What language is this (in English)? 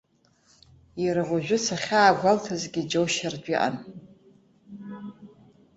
Abkhazian